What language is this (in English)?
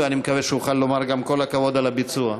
Hebrew